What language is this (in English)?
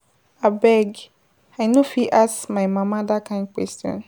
Nigerian Pidgin